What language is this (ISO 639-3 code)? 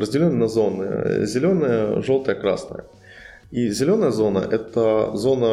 rus